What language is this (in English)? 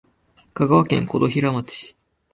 Japanese